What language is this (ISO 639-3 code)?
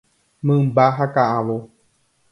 grn